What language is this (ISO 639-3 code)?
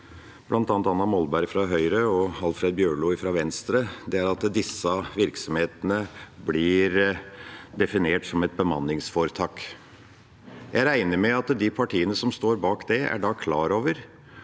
nor